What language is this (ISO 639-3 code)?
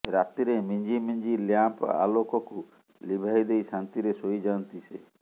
ori